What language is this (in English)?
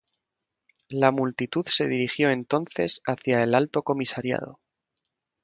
Spanish